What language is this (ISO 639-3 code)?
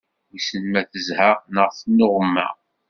kab